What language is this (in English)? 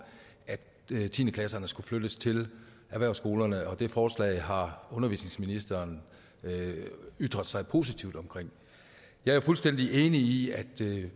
Danish